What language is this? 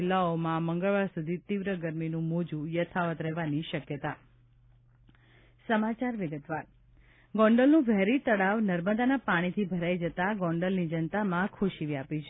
Gujarati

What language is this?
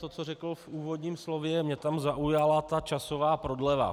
Czech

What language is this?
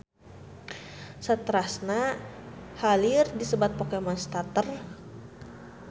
Sundanese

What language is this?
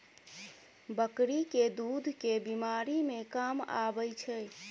Maithili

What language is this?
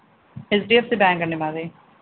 Telugu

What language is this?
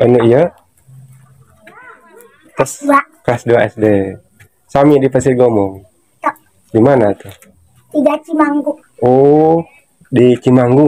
Indonesian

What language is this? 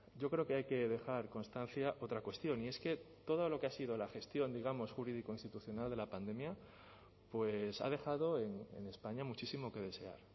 Spanish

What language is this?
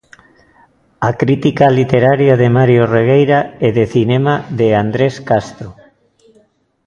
Galician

